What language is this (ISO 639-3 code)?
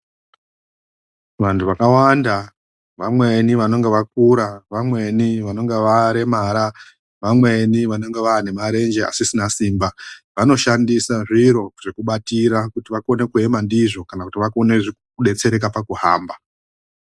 ndc